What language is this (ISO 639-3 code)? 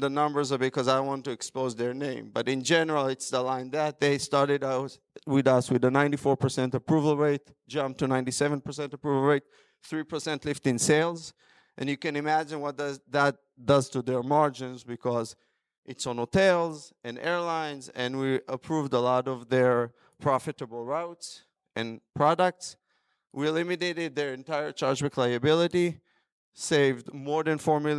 eng